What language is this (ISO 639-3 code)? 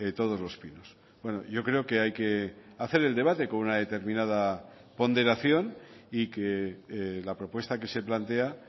spa